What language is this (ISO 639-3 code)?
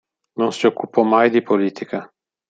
ita